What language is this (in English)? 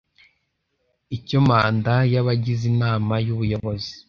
Kinyarwanda